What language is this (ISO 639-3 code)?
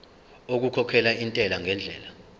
zul